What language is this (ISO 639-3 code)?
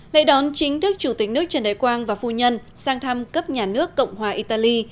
vie